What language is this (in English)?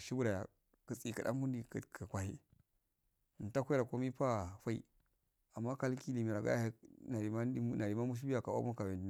Afade